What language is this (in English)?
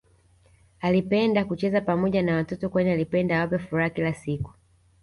Swahili